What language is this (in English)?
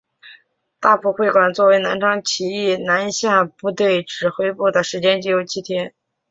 Chinese